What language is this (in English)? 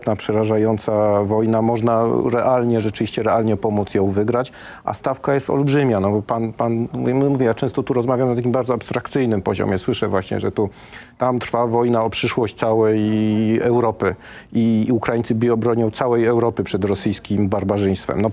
Polish